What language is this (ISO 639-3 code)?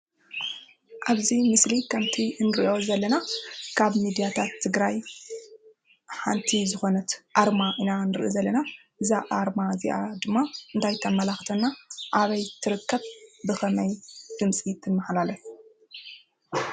tir